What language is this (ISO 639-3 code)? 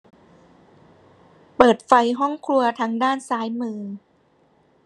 tha